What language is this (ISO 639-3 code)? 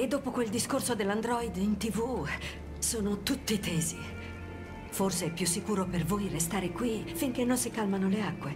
ita